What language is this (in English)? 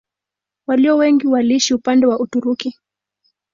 Swahili